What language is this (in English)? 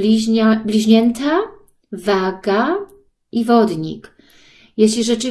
Polish